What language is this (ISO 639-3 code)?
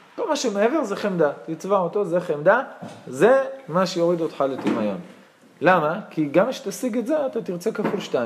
heb